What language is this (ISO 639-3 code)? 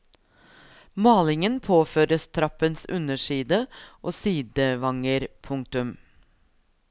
nor